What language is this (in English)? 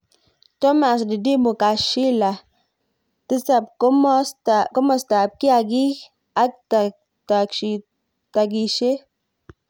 Kalenjin